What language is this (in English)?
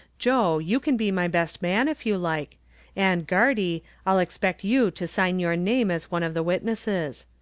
English